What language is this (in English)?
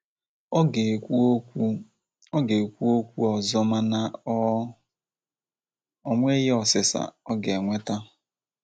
Igbo